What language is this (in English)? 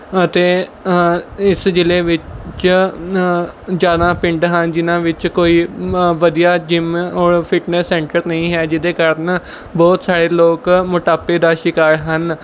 Punjabi